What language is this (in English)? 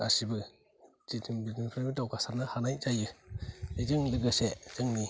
Bodo